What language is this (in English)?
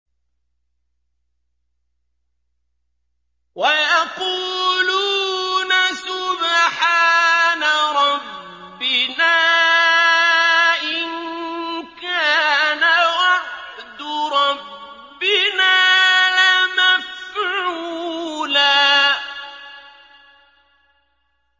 Arabic